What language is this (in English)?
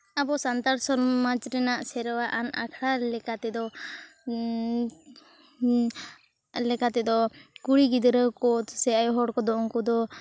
Santali